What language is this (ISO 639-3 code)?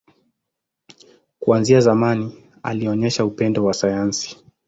swa